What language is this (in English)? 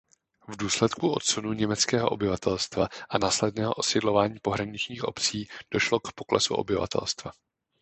Czech